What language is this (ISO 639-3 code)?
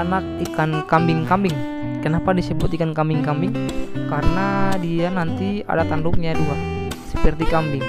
ind